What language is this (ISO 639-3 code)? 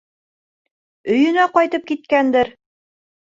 bak